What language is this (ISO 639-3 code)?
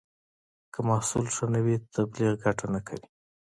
pus